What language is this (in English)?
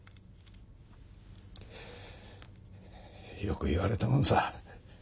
Japanese